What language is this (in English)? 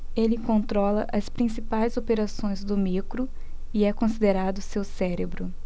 Portuguese